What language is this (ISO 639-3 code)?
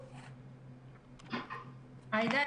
heb